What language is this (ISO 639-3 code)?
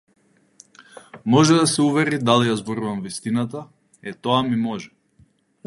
mkd